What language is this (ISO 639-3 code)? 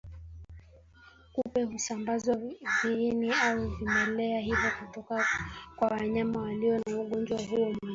swa